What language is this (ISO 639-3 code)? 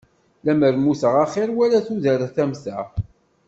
kab